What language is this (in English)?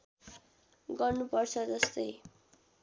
Nepali